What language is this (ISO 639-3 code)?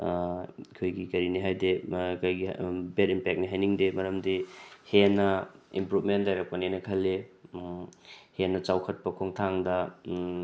mni